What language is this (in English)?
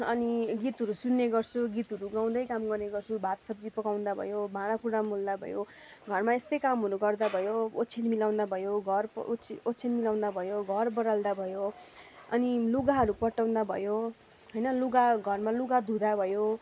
Nepali